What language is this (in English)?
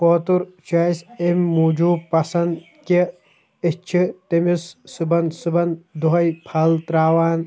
Kashmiri